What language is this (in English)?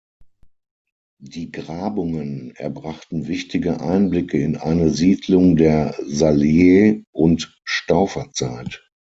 German